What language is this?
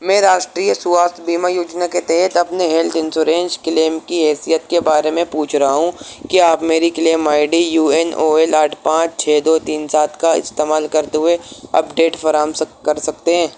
Urdu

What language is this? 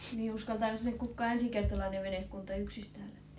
Finnish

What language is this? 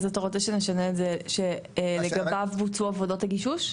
Hebrew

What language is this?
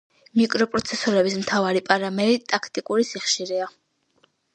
Georgian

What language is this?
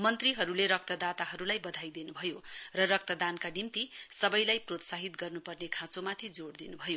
Nepali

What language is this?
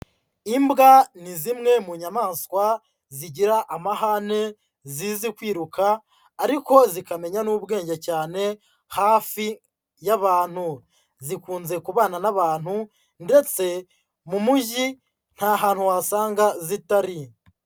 Kinyarwanda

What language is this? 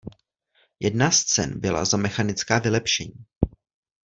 Czech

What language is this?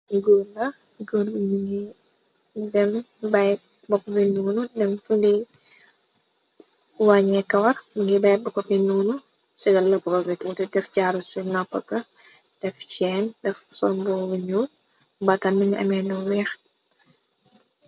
Wolof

